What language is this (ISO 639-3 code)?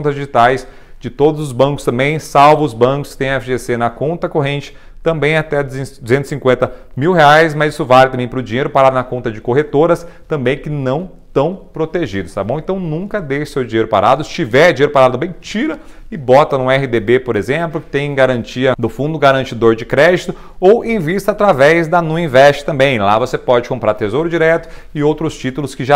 por